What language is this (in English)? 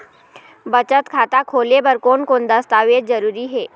Chhattisgarhi